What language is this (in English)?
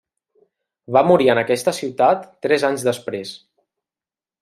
Catalan